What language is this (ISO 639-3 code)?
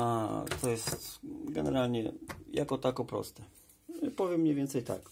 pol